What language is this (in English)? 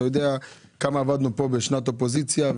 Hebrew